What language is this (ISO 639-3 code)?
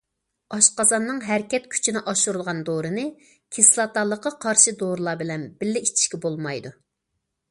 uig